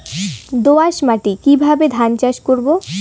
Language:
Bangla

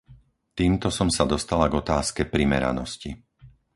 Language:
Slovak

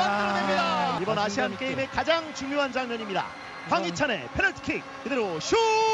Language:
Korean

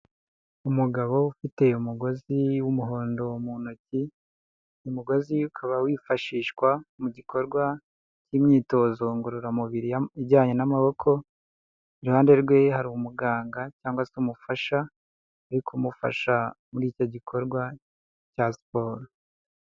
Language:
Kinyarwanda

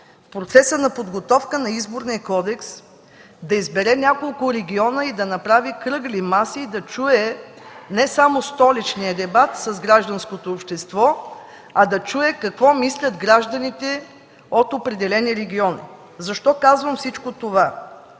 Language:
Bulgarian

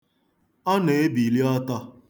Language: Igbo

